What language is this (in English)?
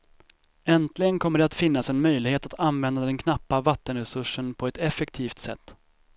Swedish